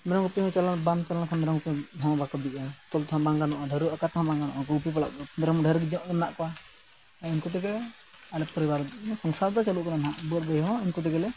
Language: Santali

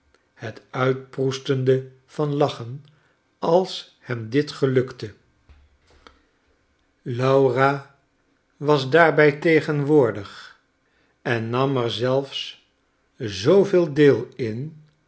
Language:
Dutch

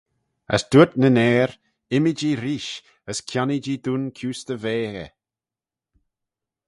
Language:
Manx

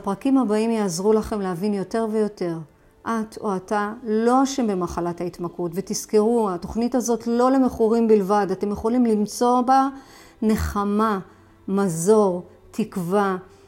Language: Hebrew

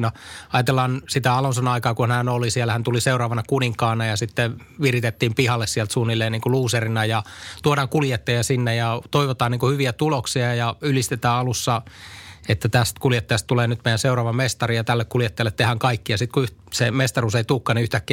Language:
Finnish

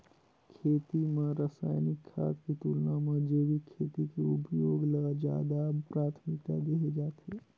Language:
Chhattisgarhi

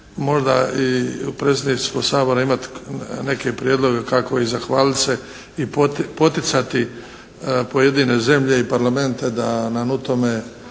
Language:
Croatian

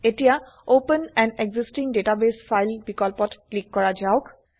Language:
Assamese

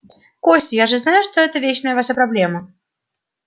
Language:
Russian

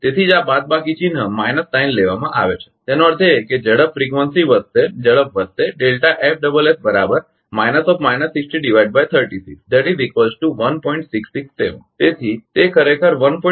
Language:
Gujarati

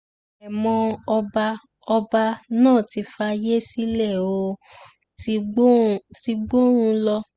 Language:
Yoruba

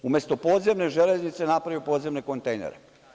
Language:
Serbian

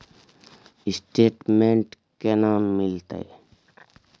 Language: Maithili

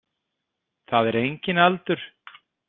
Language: Icelandic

